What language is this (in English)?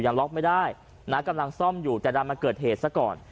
Thai